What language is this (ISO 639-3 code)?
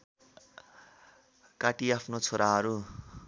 nep